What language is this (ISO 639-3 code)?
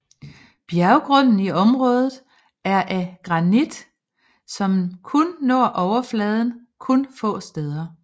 dan